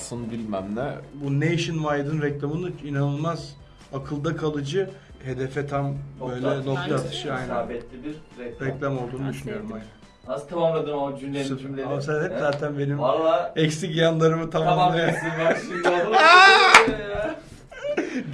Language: Turkish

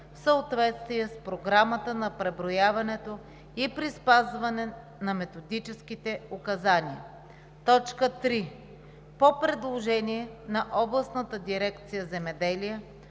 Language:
Bulgarian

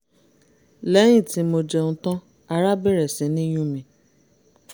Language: Yoruba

